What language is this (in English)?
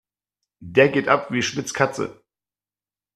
German